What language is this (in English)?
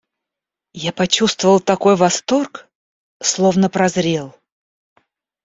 Russian